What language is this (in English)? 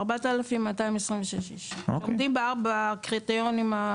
Hebrew